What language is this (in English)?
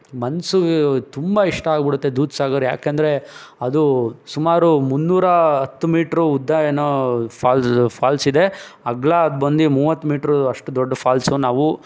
Kannada